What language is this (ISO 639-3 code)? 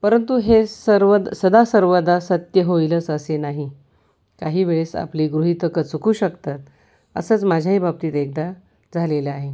mar